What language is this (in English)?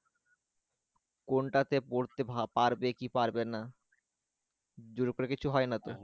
Bangla